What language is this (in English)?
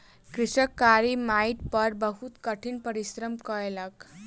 Maithili